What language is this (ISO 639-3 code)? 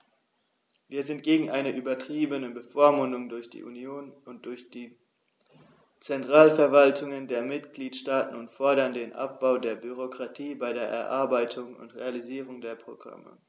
deu